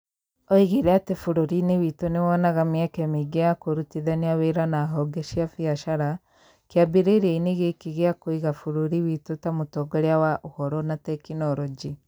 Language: Kikuyu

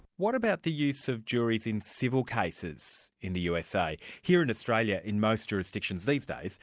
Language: English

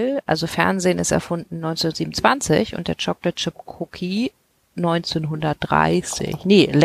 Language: German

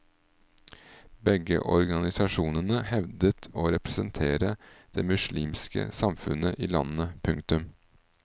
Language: Norwegian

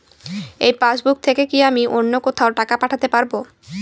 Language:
Bangla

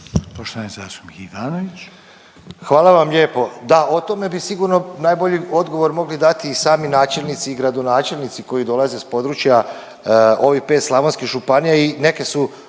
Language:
Croatian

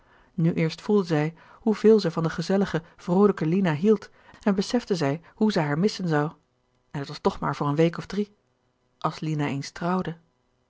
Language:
Dutch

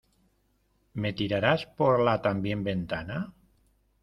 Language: Spanish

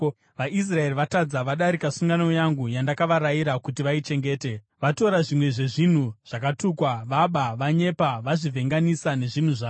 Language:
Shona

